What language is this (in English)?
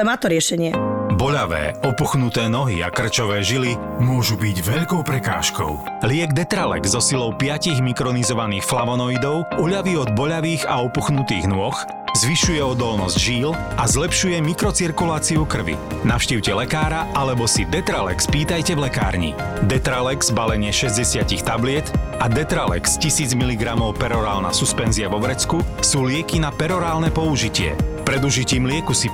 Slovak